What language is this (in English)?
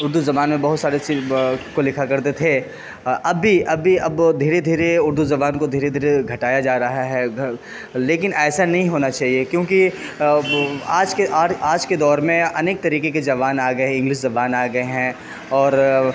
Urdu